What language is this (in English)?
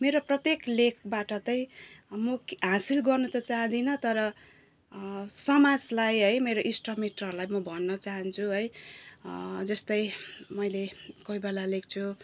Nepali